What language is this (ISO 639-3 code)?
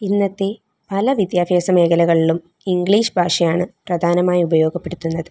mal